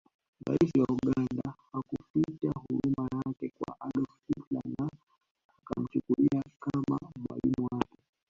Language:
Swahili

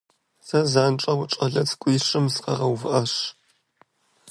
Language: Kabardian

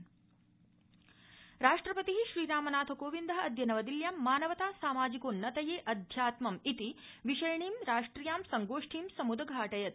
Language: Sanskrit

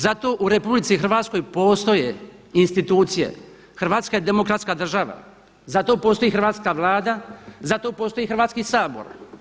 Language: Croatian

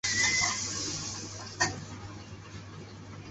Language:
Chinese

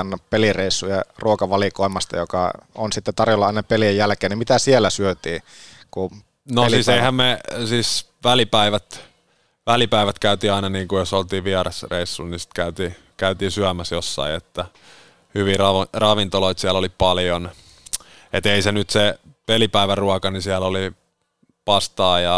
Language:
Finnish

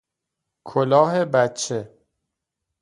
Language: Persian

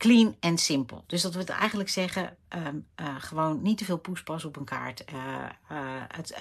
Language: Dutch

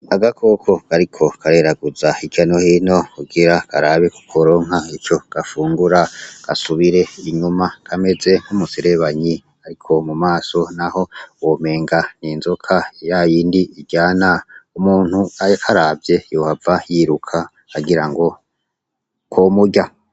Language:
Rundi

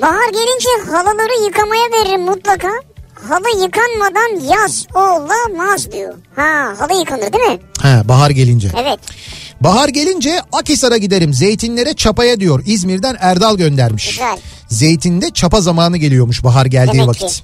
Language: Turkish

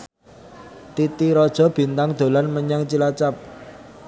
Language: Javanese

